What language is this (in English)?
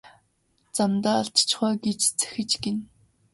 Mongolian